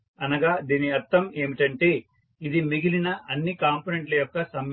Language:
Telugu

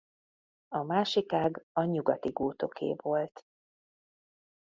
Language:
Hungarian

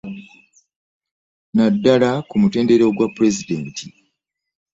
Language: Ganda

